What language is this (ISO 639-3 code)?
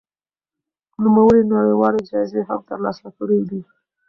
pus